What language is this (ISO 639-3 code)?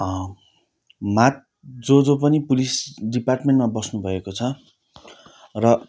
nep